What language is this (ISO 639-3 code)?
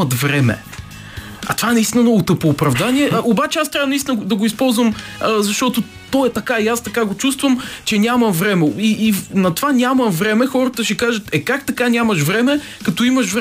bul